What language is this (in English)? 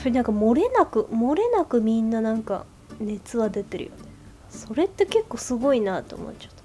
Japanese